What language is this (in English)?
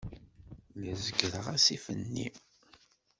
Kabyle